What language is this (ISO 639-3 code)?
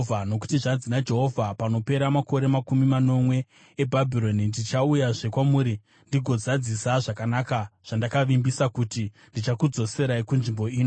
sna